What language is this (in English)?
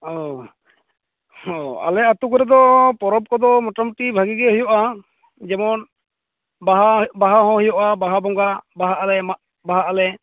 Santali